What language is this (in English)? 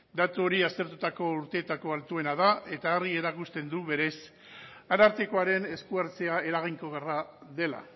Basque